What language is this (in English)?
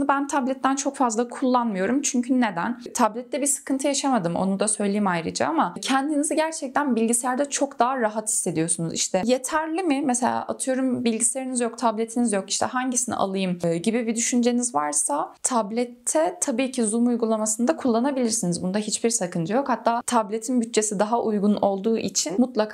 Turkish